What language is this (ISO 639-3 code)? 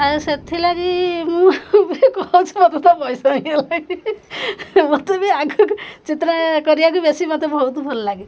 ori